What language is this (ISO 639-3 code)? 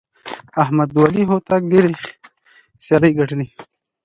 pus